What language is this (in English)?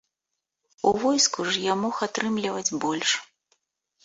Belarusian